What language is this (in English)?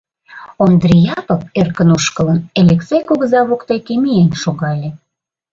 Mari